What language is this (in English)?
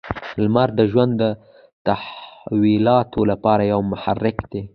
Pashto